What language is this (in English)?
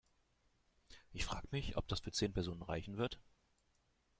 German